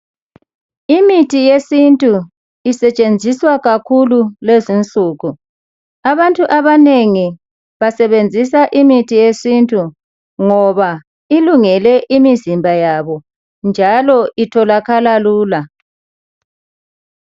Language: North Ndebele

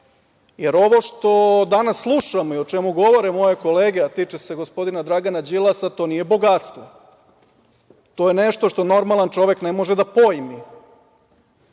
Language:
Serbian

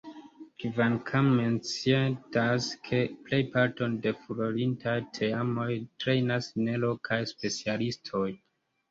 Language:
Esperanto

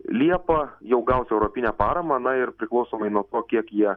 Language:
Lithuanian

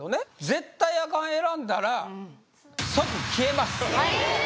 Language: Japanese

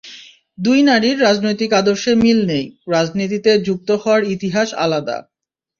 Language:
Bangla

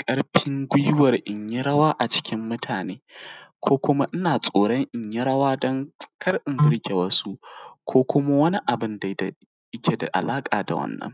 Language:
Hausa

